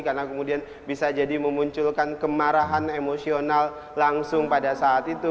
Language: Indonesian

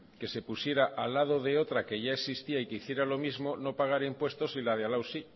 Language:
Spanish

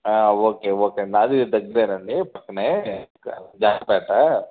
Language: Telugu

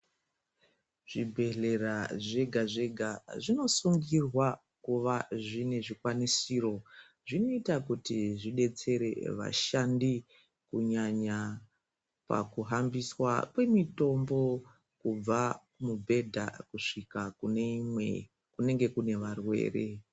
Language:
Ndau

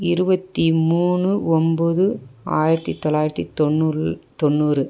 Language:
Tamil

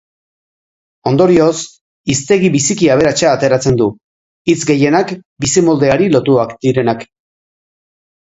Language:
Basque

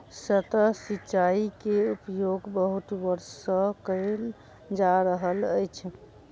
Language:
Maithili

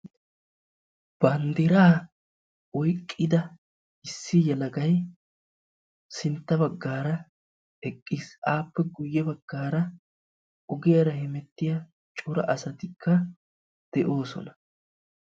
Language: Wolaytta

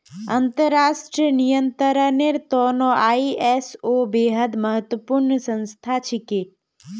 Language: Magahi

